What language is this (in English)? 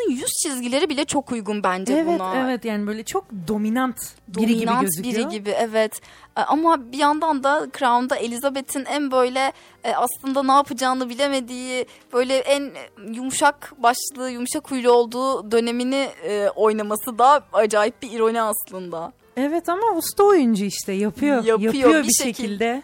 Turkish